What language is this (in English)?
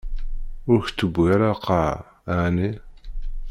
Kabyle